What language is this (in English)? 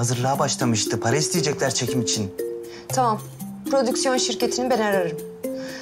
Turkish